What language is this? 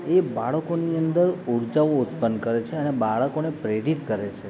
Gujarati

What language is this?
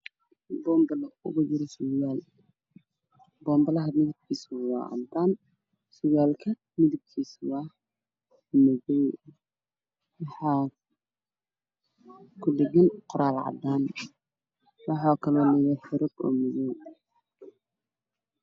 Somali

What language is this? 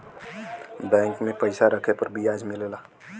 Bhojpuri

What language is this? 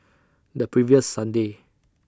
English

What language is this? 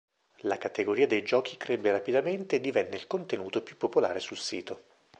Italian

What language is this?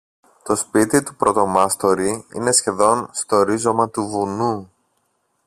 Greek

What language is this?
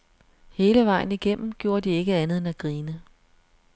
Danish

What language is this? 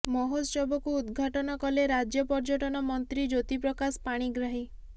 Odia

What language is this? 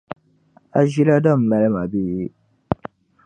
Dagbani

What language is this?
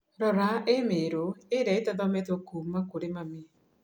Kikuyu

